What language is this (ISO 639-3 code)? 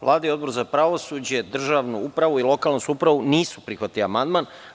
srp